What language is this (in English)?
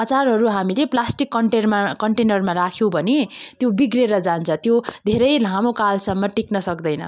Nepali